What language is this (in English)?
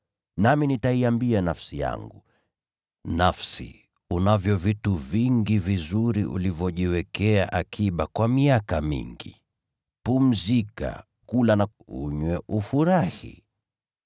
Swahili